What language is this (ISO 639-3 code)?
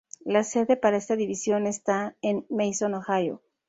spa